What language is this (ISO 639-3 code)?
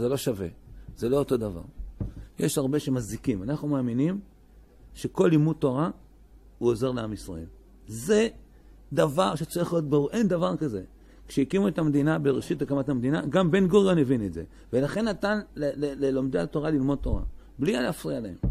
heb